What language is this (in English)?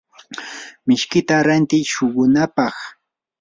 Yanahuanca Pasco Quechua